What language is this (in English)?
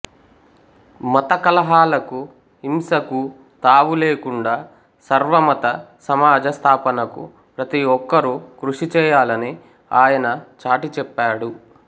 Telugu